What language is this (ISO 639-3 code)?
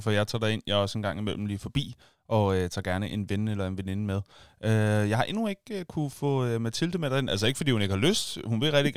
dan